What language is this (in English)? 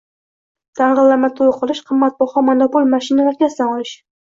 Uzbek